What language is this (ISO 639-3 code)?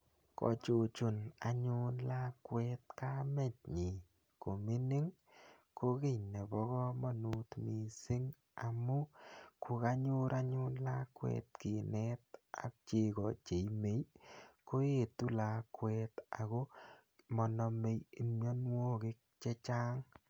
kln